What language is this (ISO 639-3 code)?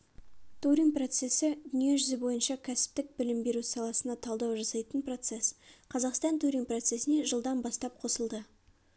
kaz